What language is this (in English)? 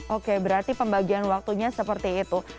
Indonesian